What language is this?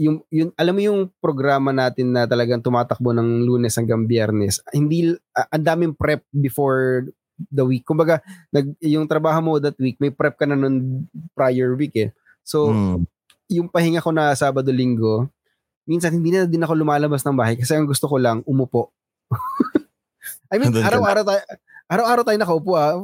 Filipino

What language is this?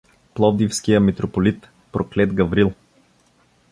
Bulgarian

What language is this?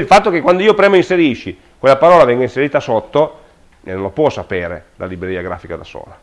Italian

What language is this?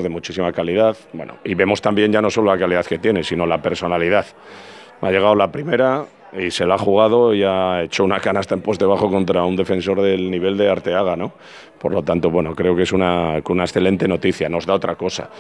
Spanish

